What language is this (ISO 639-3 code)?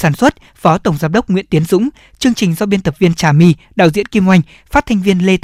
vie